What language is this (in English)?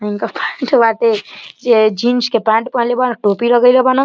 Bhojpuri